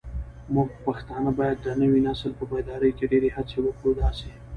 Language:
Pashto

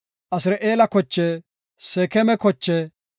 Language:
Gofa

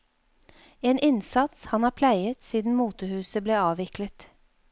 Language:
Norwegian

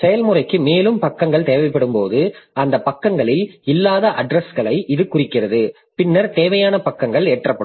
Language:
Tamil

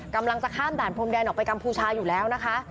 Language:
Thai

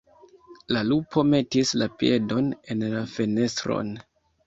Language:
Esperanto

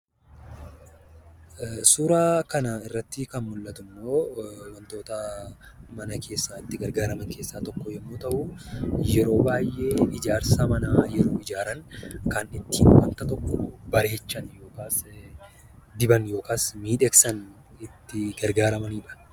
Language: Oromo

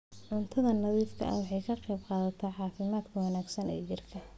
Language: Somali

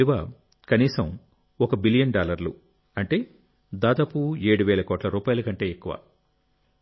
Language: Telugu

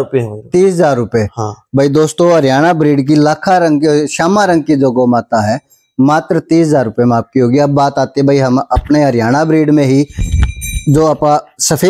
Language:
Hindi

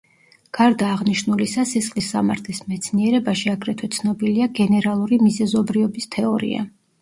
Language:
Georgian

